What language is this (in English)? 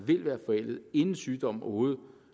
Danish